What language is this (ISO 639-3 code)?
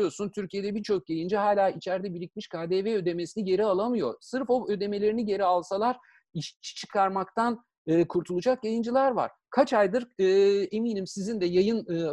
tur